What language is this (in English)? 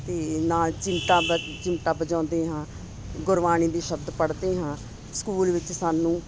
Punjabi